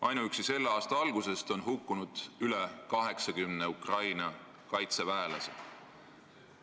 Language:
Estonian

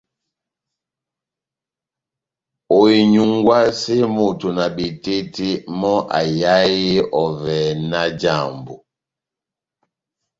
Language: Batanga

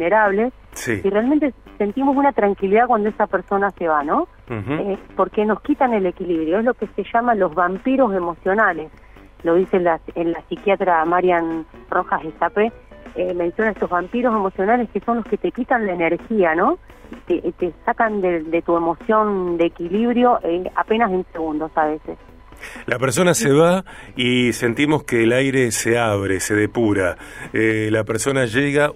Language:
Spanish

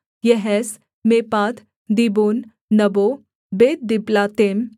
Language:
Hindi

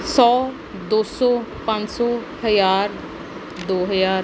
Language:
Punjabi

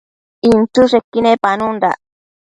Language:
Matsés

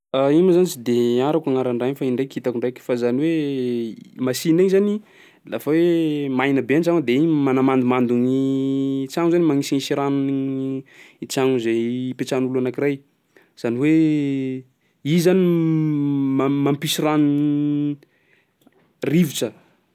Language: Sakalava Malagasy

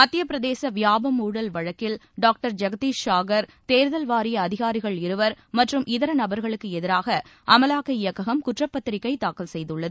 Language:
Tamil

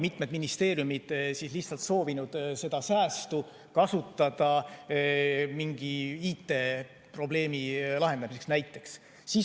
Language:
Estonian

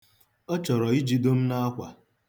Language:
Igbo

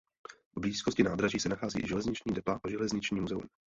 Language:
Czech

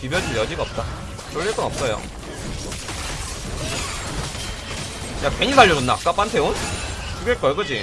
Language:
Korean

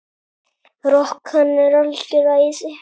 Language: Icelandic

